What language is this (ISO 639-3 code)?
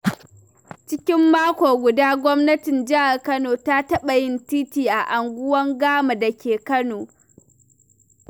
hau